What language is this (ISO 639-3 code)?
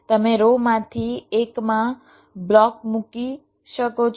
guj